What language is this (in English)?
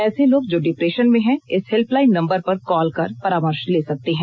Hindi